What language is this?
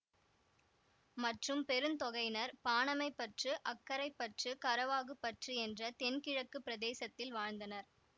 Tamil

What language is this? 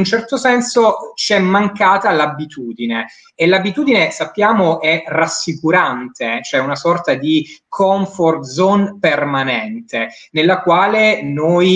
Italian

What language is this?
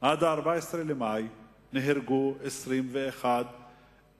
Hebrew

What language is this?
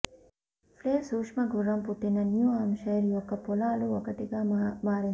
Telugu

